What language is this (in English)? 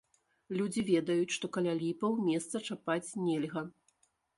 Belarusian